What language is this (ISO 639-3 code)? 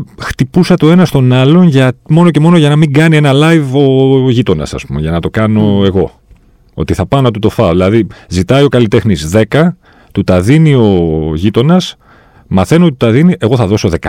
ell